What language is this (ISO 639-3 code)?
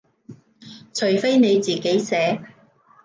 yue